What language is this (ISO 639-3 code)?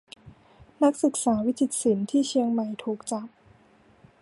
tha